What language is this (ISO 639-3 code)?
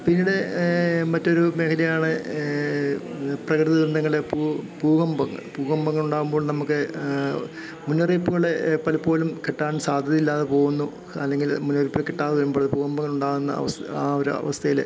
mal